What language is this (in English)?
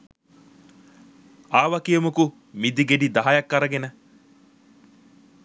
Sinhala